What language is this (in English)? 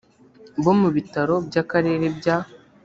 Kinyarwanda